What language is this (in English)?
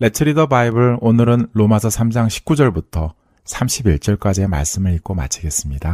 Korean